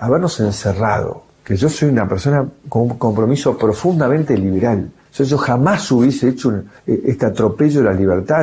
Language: Spanish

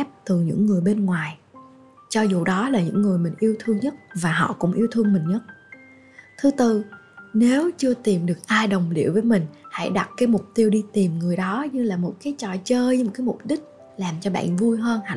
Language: Vietnamese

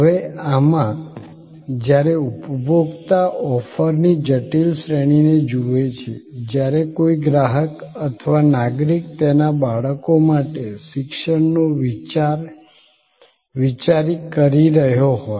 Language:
Gujarati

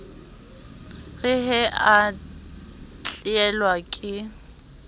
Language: Southern Sotho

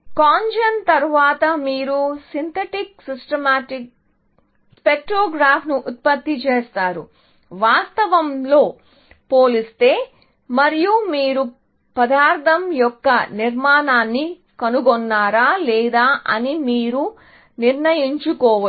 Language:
Telugu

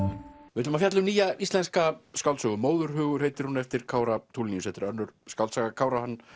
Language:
Icelandic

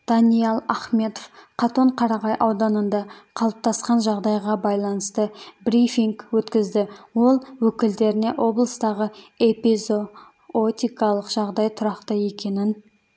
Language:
Kazakh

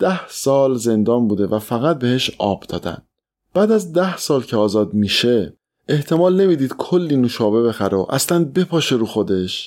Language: Persian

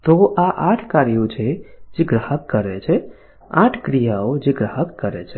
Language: Gujarati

